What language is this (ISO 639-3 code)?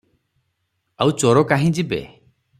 ori